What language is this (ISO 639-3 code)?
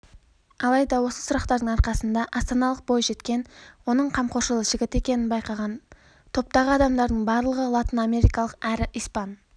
kaz